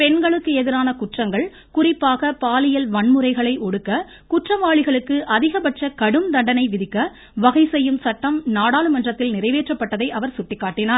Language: Tamil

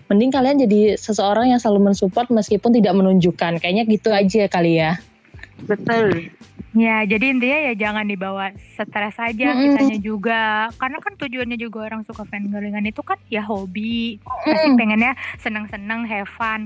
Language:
Indonesian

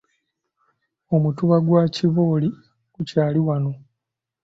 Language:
Ganda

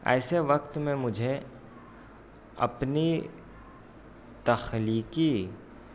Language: Urdu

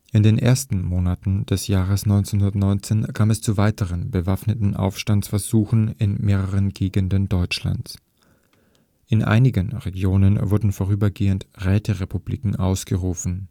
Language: German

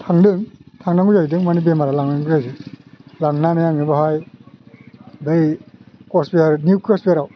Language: Bodo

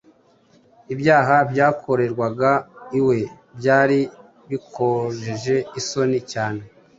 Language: Kinyarwanda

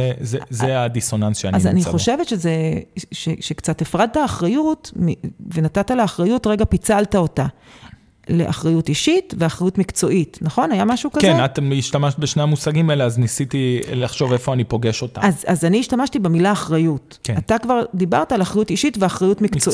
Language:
Hebrew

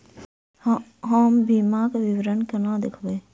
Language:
Maithili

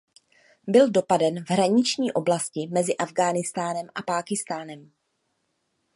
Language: Czech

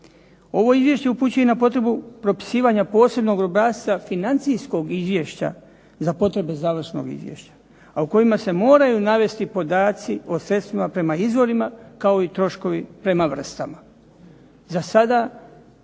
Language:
Croatian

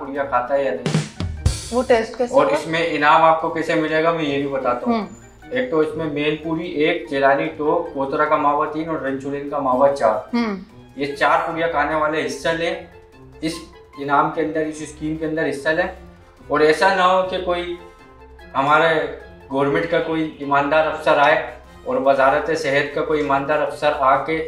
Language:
Hindi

